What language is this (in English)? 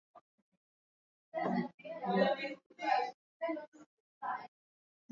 Swahili